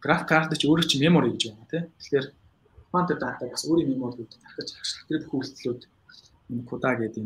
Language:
Polish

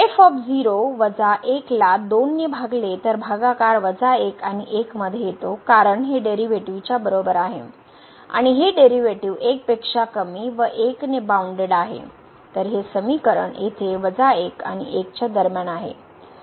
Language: Marathi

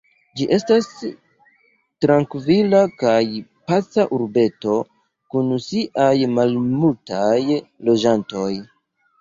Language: Esperanto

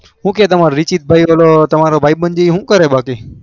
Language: Gujarati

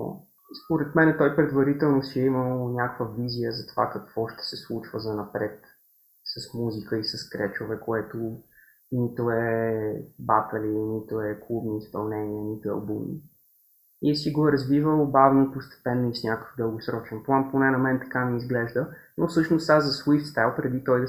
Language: Bulgarian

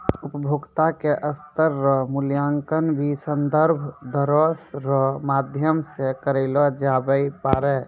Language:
Maithili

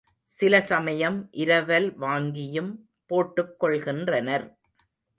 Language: Tamil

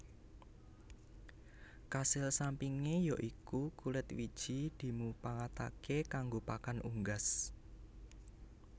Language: Javanese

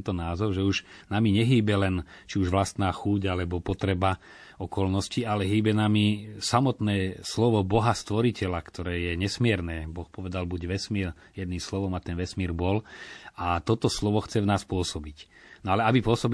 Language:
Slovak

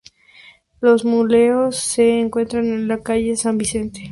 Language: Spanish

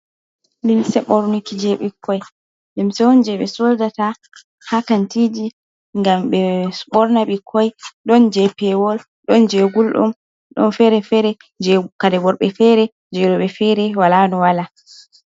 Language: Fula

